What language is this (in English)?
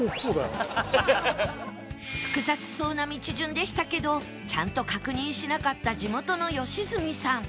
Japanese